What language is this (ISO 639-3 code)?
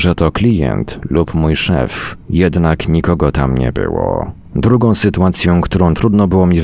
pol